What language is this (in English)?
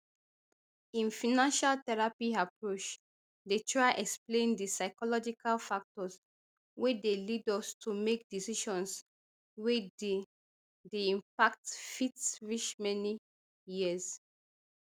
Nigerian Pidgin